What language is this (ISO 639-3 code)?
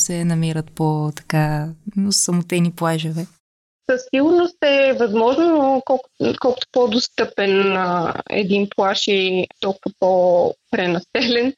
bul